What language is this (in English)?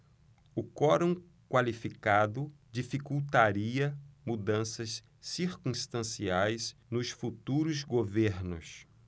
Portuguese